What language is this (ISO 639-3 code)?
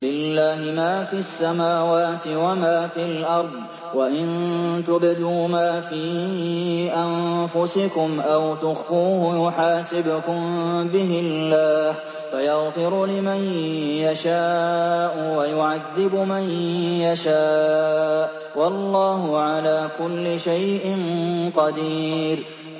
ara